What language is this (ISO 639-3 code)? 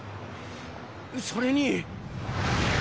jpn